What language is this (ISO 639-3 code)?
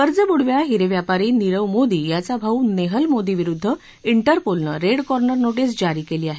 mar